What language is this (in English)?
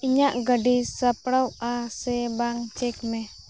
Santali